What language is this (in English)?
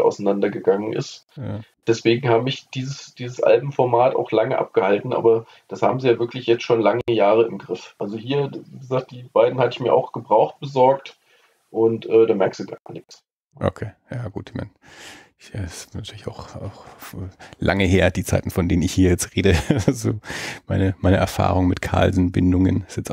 German